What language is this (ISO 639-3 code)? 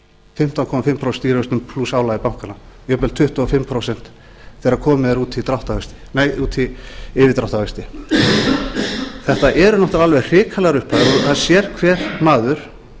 isl